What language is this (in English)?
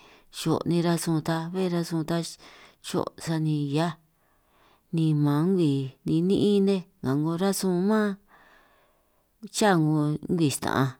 San Martín Itunyoso Triqui